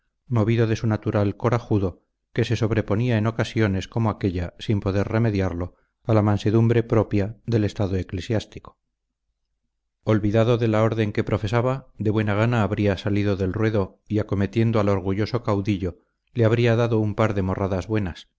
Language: Spanish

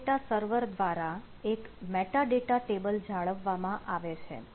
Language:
Gujarati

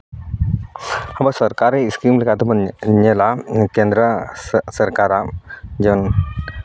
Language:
Santali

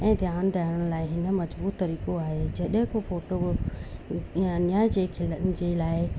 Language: Sindhi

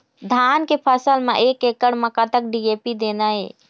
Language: Chhattisgarhi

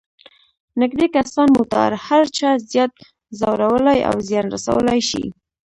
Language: Pashto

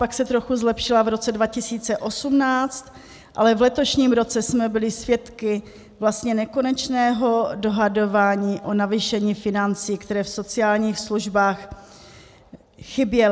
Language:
Czech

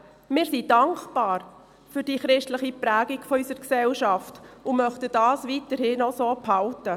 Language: Swiss German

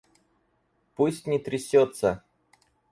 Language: Russian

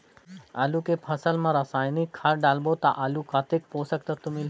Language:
Chhattisgarhi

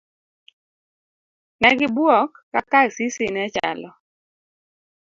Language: Luo (Kenya and Tanzania)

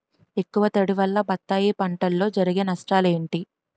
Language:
Telugu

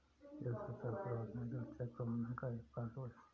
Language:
Hindi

